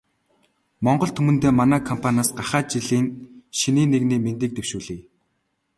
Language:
Mongolian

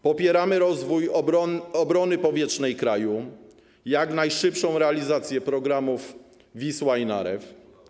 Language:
Polish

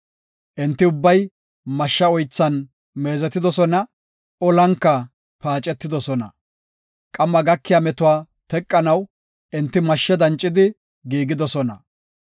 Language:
Gofa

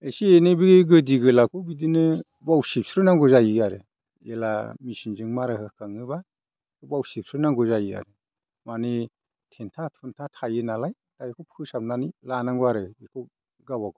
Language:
Bodo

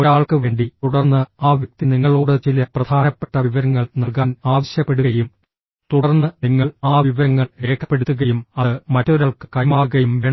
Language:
Malayalam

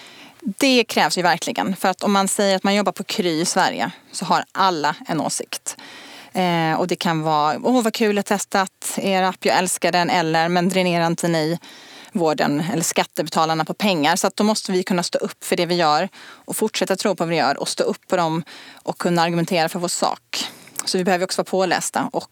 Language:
Swedish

